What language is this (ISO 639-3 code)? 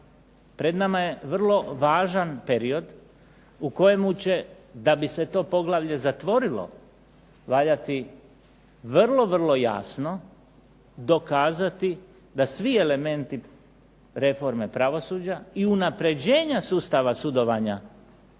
hrv